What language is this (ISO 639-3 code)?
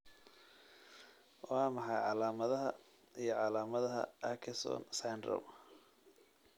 som